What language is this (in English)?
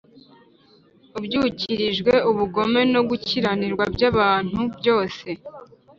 Kinyarwanda